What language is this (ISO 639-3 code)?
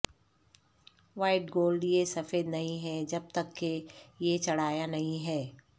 urd